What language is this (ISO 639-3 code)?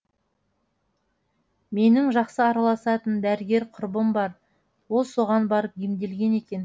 kaz